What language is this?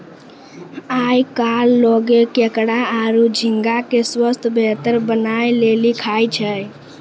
Maithili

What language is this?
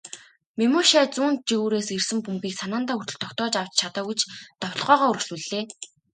Mongolian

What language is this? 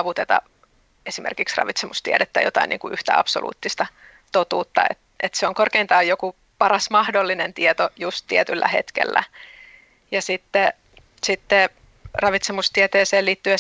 Finnish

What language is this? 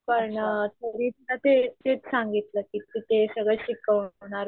Marathi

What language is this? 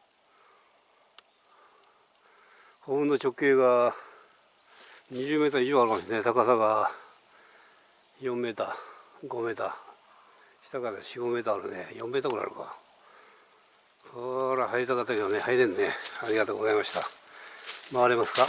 Japanese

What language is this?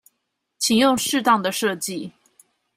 Chinese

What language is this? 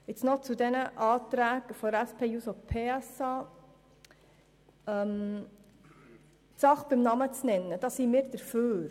Swiss German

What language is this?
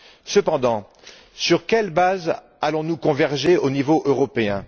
French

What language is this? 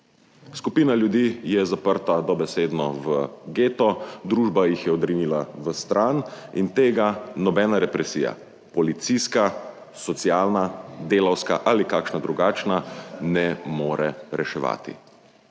Slovenian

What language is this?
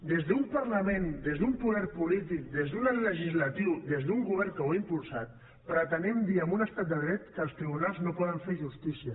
Catalan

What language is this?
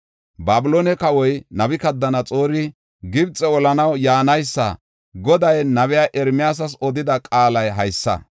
Gofa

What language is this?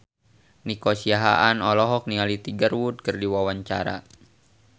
Sundanese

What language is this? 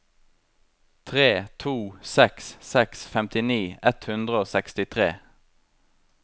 Norwegian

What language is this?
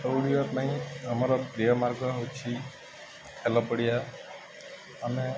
Odia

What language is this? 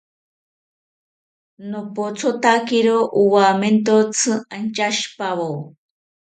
South Ucayali Ashéninka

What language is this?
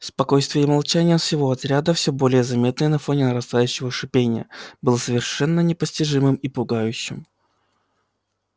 Russian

